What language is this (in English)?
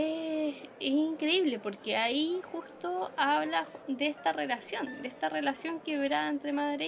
Spanish